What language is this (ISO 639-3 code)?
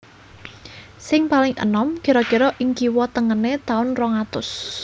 jav